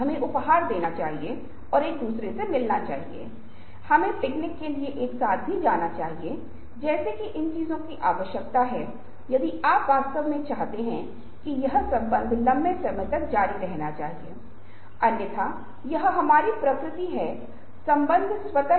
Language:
Hindi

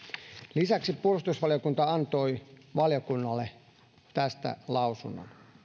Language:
Finnish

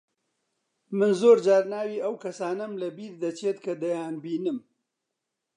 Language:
Central Kurdish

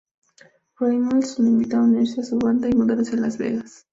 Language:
Spanish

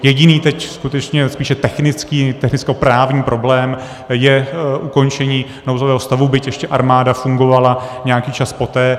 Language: Czech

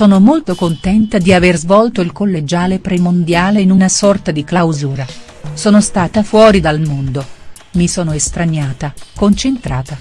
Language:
Italian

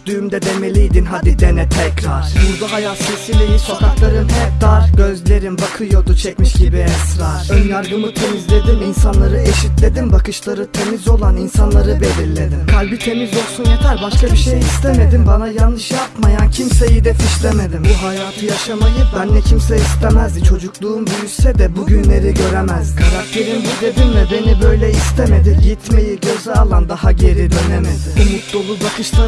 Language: Turkish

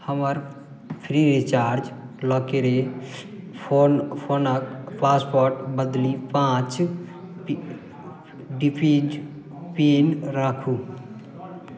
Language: Maithili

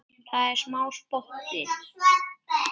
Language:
Icelandic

